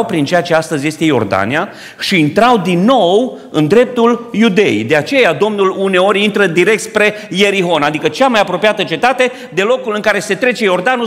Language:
Romanian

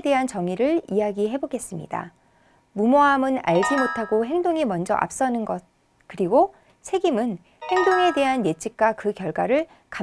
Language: Korean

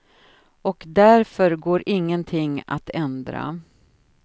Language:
Swedish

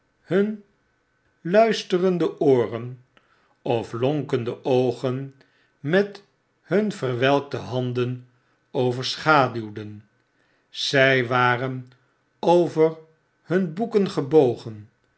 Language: Dutch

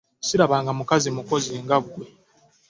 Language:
Ganda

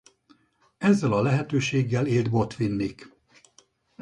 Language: Hungarian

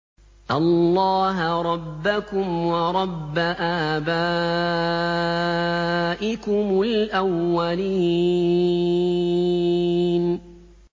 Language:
Arabic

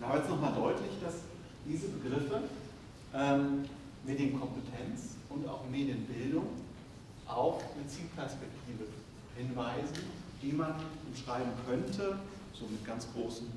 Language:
German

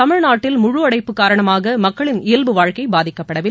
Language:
Tamil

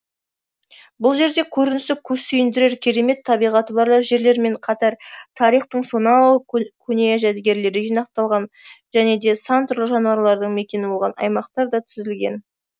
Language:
Kazakh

